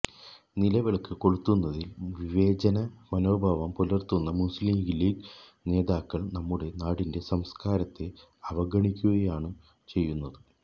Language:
Malayalam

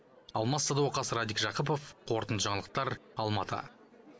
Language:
Kazakh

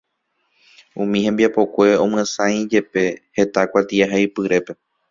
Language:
Guarani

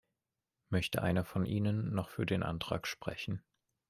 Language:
German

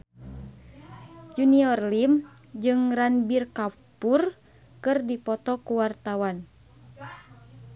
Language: Sundanese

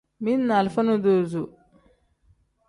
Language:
Tem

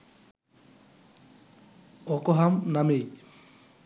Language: Bangla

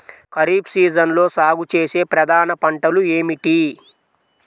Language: Telugu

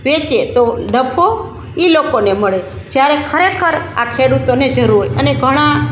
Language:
Gujarati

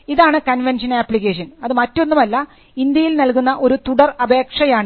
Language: Malayalam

